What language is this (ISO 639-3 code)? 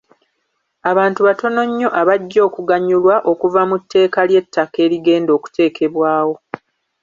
lug